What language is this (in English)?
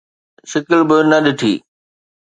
Sindhi